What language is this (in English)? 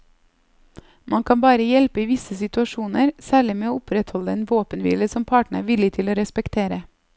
Norwegian